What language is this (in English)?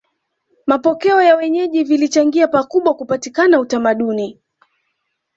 Swahili